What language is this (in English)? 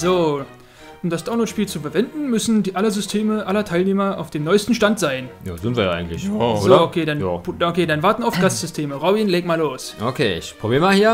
German